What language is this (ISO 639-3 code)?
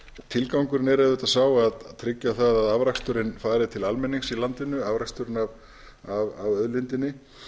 isl